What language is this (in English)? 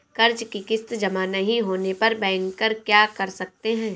Hindi